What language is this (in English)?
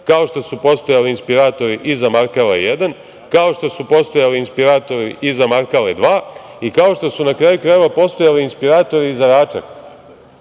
Serbian